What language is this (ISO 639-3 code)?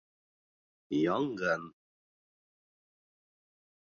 bak